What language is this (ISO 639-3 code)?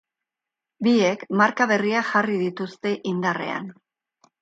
eus